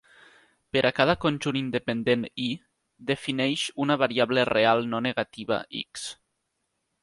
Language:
Catalan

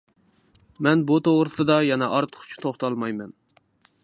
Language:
Uyghur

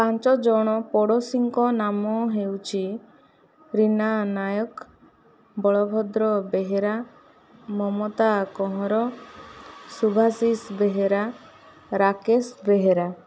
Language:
Odia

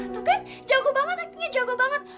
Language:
Indonesian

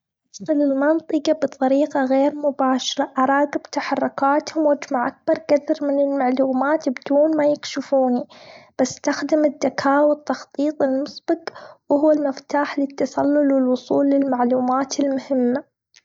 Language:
Gulf Arabic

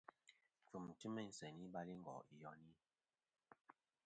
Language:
Kom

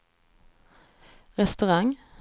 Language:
Swedish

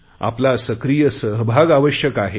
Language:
Marathi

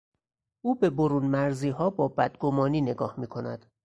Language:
Persian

